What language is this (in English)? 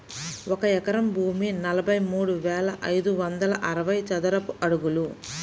Telugu